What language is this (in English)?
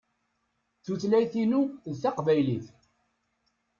Kabyle